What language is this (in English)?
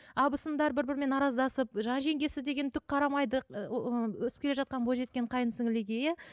Kazakh